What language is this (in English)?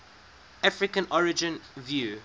English